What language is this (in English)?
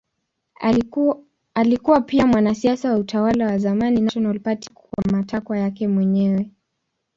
Swahili